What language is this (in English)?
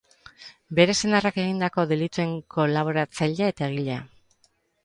Basque